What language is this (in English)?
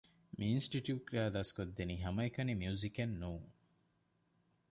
Divehi